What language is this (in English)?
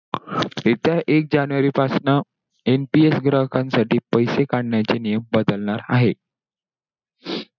Marathi